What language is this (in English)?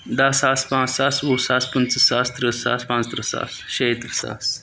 Kashmiri